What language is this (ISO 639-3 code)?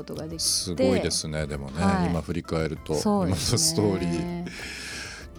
jpn